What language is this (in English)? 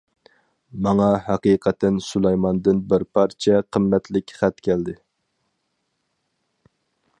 Uyghur